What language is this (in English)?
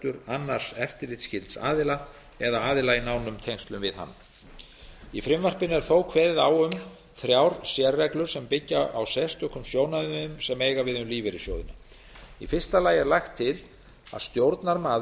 Icelandic